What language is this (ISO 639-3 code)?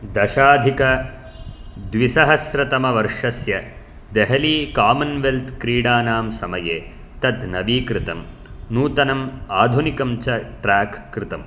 san